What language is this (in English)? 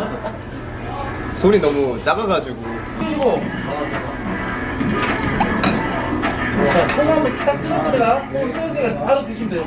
Korean